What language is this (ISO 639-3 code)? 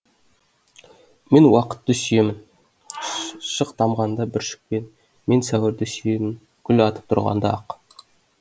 kaz